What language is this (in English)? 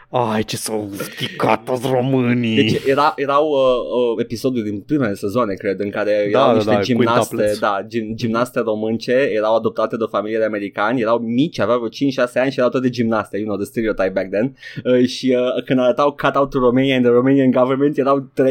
Romanian